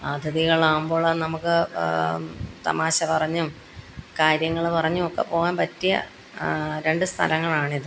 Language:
Malayalam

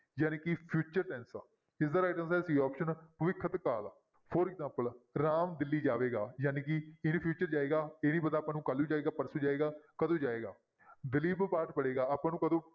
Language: Punjabi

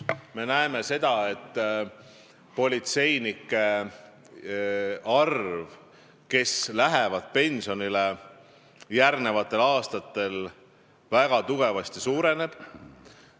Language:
Estonian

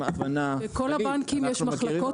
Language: Hebrew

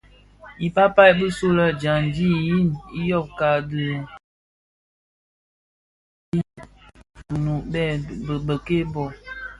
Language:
Bafia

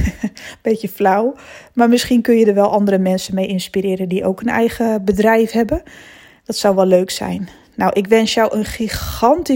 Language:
Dutch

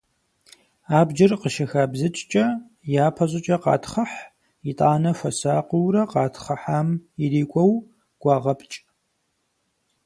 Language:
Kabardian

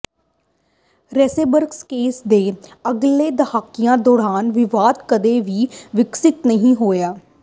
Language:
Punjabi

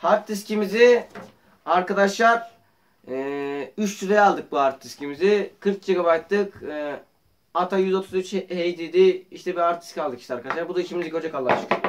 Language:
Turkish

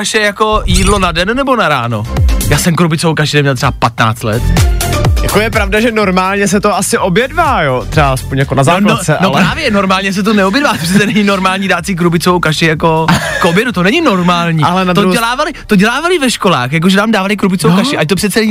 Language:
Czech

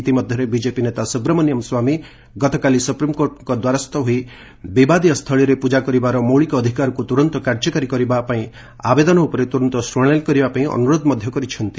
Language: Odia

